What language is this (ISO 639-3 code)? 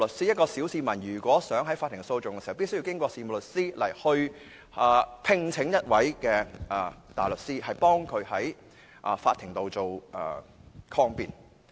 yue